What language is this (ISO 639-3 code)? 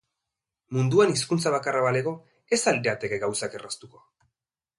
eus